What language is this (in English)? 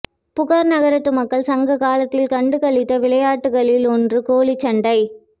Tamil